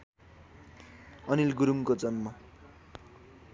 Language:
Nepali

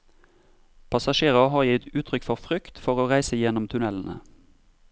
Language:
Norwegian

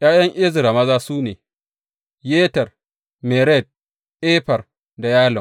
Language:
Hausa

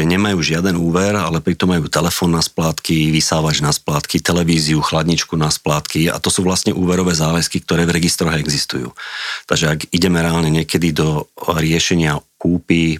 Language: Slovak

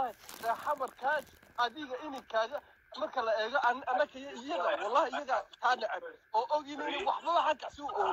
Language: Arabic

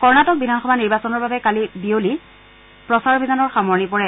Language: Assamese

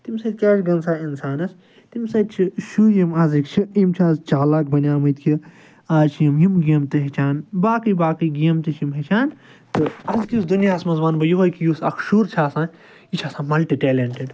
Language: Kashmiri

